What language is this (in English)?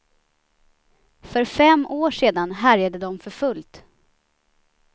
Swedish